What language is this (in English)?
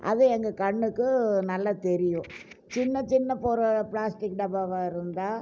Tamil